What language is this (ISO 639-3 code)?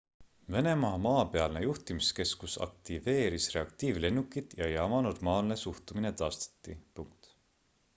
est